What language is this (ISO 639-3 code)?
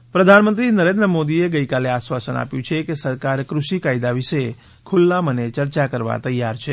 guj